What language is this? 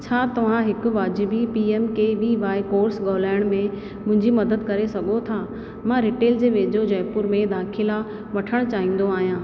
Sindhi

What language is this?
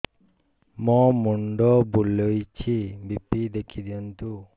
Odia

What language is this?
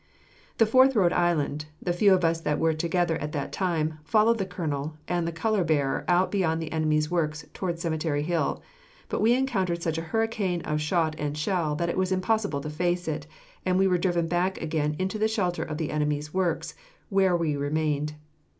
English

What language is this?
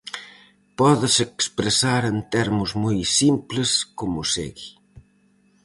Galician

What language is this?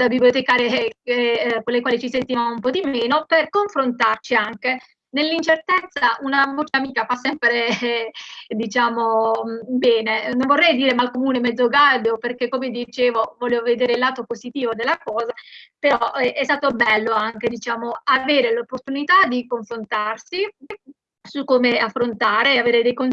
Italian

